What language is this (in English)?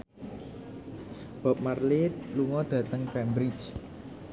Javanese